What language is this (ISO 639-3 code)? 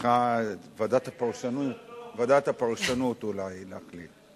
heb